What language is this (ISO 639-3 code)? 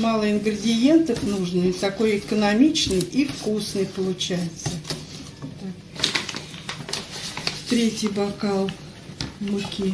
rus